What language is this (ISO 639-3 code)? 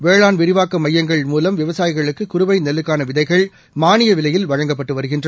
tam